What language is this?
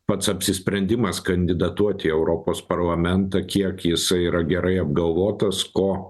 Lithuanian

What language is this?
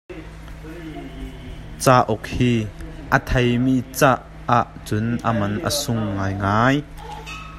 Hakha Chin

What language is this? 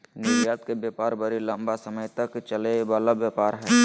Magahi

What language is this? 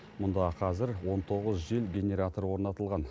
Kazakh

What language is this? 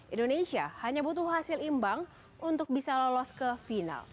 Indonesian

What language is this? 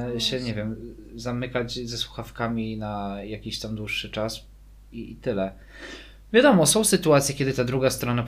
Polish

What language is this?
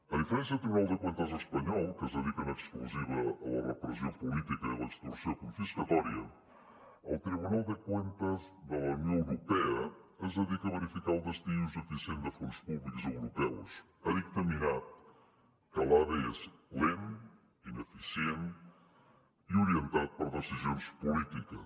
Catalan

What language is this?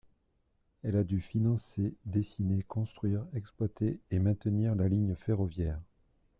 French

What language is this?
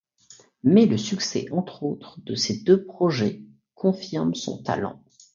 French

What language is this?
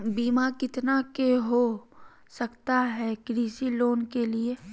Magahi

